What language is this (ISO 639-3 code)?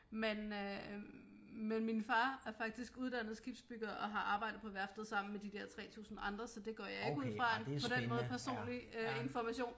dan